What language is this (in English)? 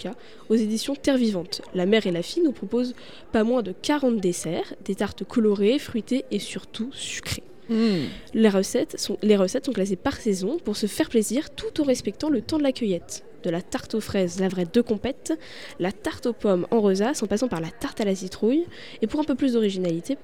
French